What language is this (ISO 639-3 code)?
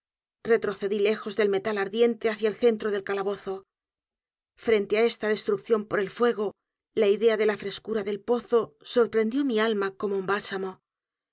spa